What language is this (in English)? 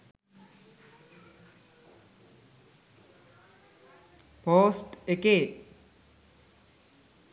Sinhala